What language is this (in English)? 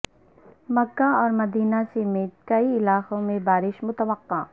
Urdu